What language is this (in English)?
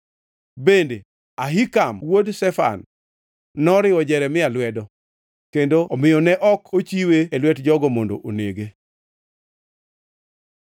Luo (Kenya and Tanzania)